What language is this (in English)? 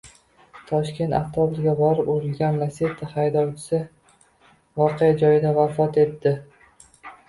Uzbek